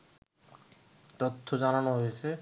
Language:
Bangla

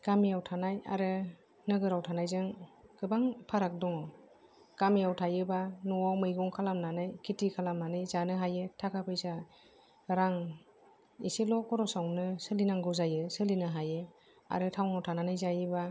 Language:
Bodo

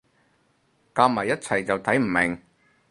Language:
Cantonese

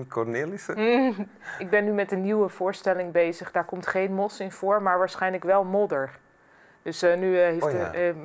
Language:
Dutch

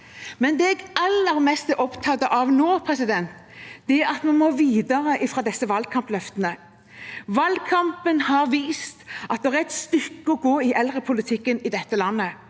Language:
Norwegian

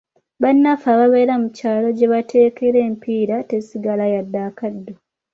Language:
Ganda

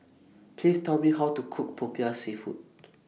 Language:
English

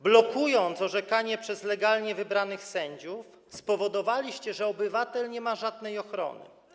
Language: Polish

